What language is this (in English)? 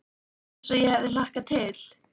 Icelandic